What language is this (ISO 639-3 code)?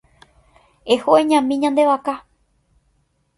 grn